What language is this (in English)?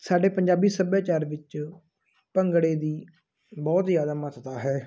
Punjabi